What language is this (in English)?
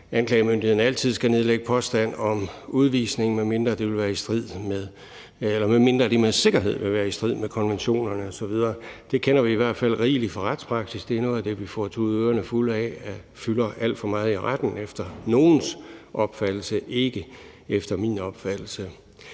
Danish